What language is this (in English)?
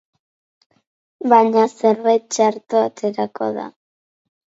Basque